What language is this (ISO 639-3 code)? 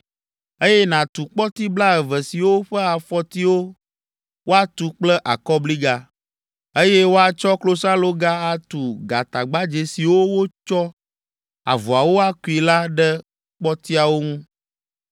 ewe